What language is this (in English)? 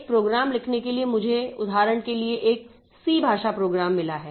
Hindi